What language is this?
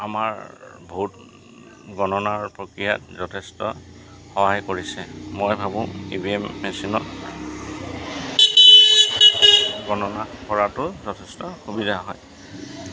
Assamese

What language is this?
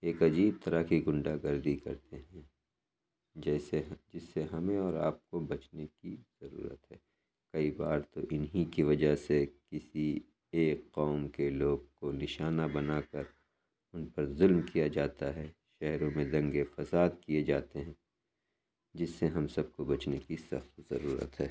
Urdu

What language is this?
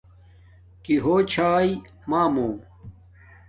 Domaaki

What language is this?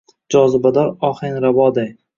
Uzbek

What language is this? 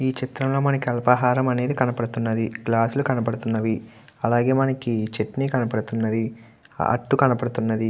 Telugu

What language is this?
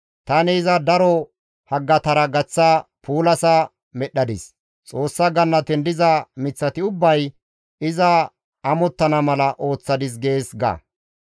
Gamo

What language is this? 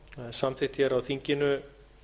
Icelandic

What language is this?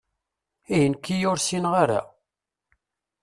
Kabyle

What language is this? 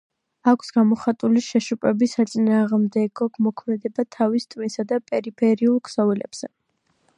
Georgian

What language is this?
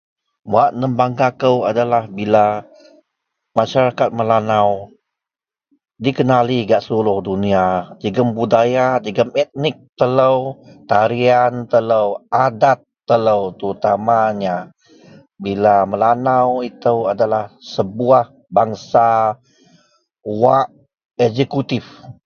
Central Melanau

